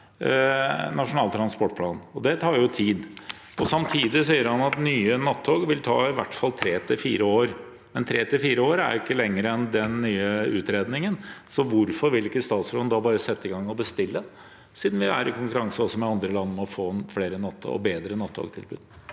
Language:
Norwegian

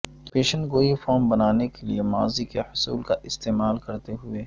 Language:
Urdu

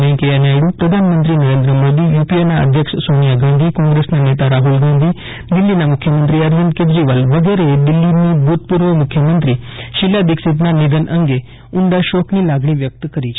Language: Gujarati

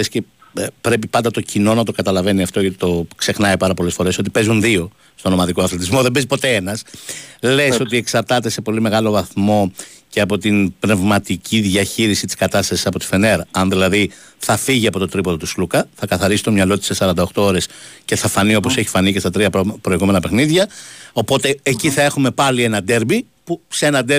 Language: Greek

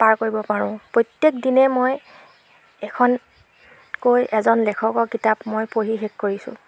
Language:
Assamese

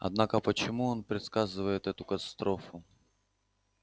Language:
Russian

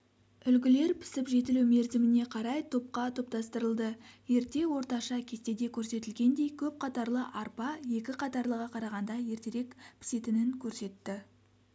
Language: Kazakh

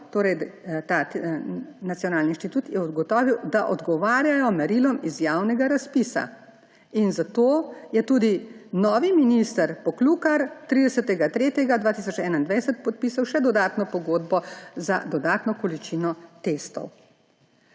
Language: Slovenian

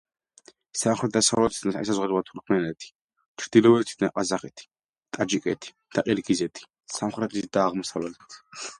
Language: Georgian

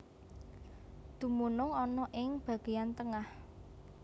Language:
Javanese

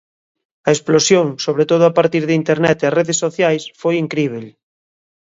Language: Galician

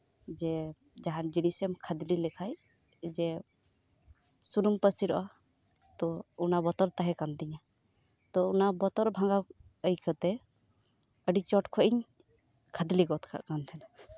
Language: Santali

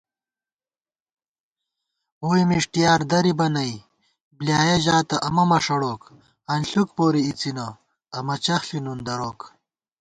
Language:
Gawar-Bati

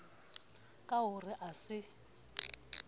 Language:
Southern Sotho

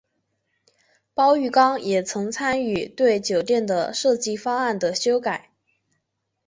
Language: Chinese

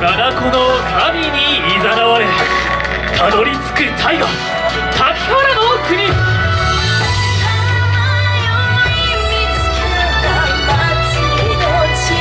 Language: Japanese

